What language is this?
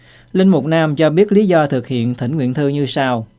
Vietnamese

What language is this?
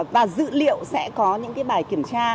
Vietnamese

